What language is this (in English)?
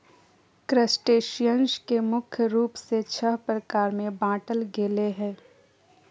Magahi